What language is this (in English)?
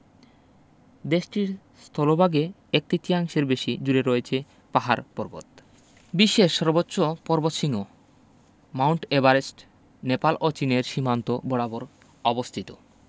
Bangla